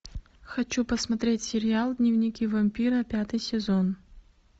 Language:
Russian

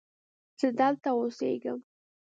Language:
Pashto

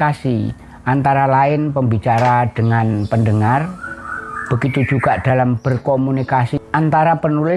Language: Indonesian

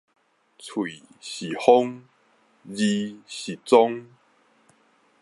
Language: Min Nan Chinese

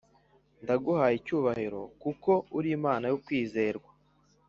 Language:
Kinyarwanda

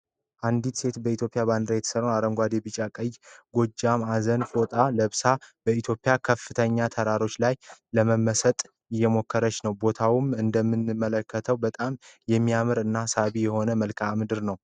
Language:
Amharic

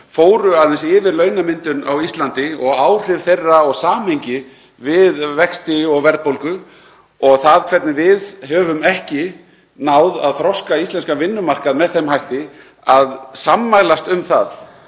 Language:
Icelandic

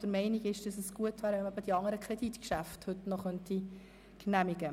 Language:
Swiss German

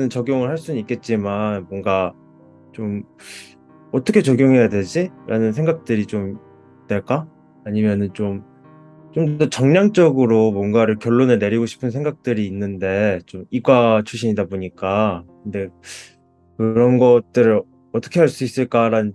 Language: Korean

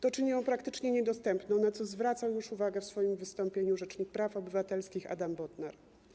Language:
Polish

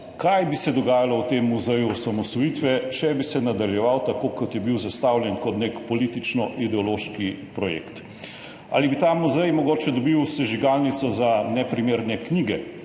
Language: Slovenian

